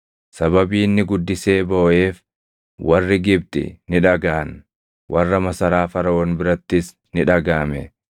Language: Oromo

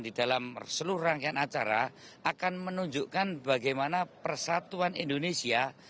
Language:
Indonesian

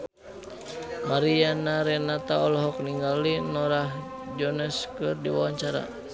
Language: Sundanese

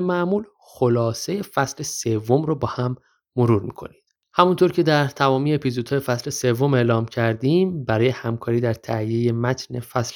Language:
Persian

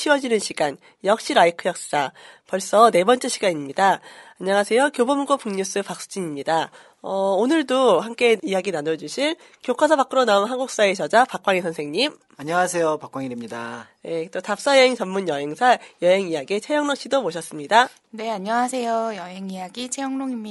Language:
Korean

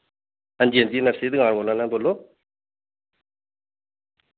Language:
Dogri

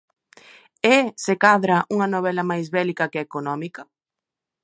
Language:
Galician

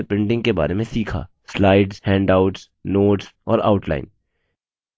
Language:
Hindi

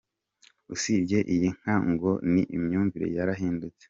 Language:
Kinyarwanda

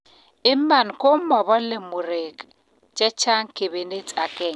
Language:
Kalenjin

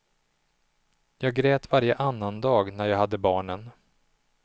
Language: Swedish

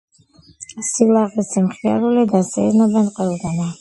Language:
Georgian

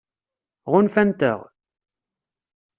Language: Kabyle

